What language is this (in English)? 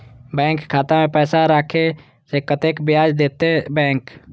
Maithili